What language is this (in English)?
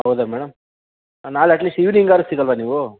Kannada